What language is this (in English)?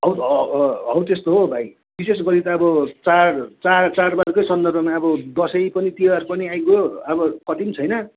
Nepali